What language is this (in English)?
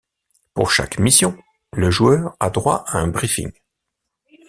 French